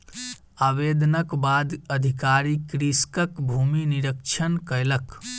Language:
Maithili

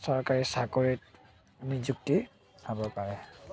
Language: Assamese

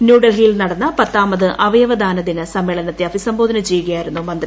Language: Malayalam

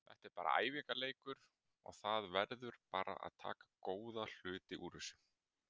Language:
Icelandic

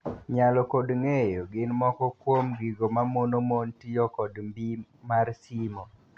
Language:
Luo (Kenya and Tanzania)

